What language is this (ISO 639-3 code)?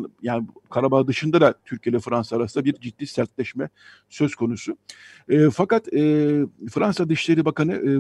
tur